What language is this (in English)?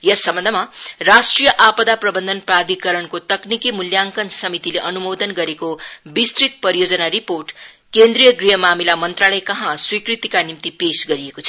Nepali